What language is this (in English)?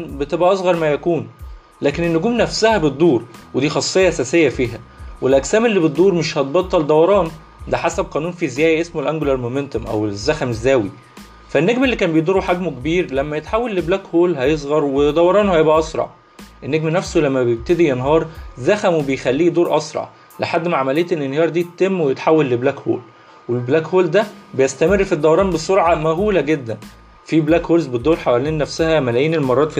Arabic